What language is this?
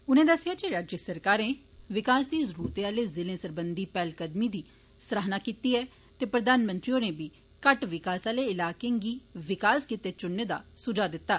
Dogri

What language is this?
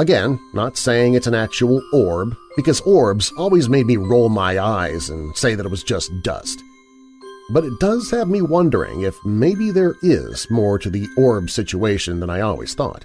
English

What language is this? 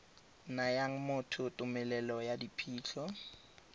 Tswana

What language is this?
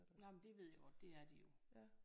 Danish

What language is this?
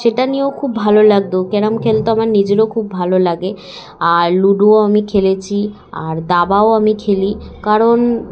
Bangla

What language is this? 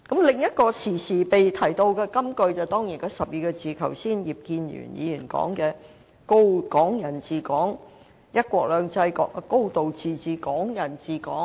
Cantonese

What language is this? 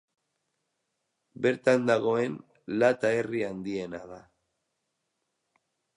Basque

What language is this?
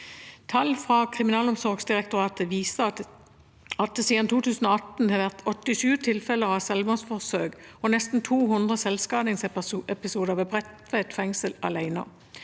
Norwegian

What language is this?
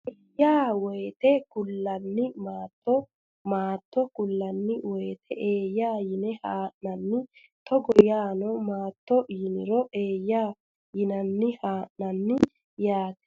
Sidamo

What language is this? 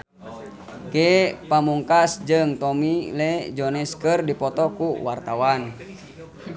Sundanese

